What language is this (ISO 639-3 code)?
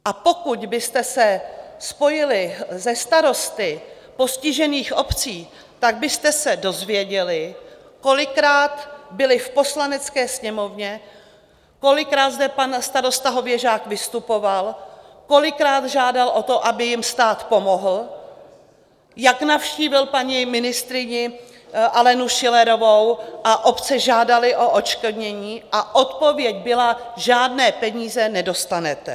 ces